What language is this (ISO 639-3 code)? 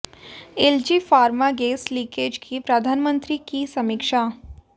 hin